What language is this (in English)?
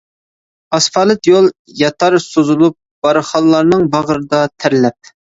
Uyghur